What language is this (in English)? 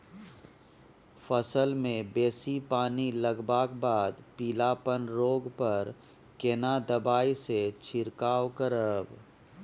Maithili